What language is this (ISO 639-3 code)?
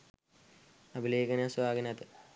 sin